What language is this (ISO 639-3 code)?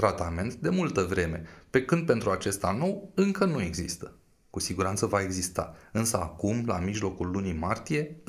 ron